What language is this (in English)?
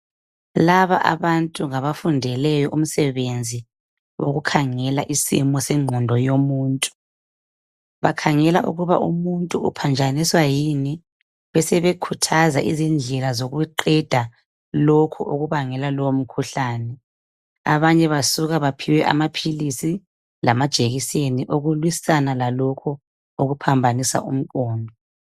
North Ndebele